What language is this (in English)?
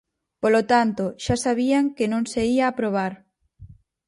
Galician